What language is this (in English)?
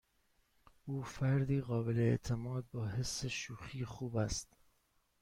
Persian